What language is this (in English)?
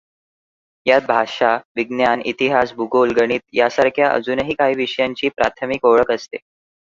Marathi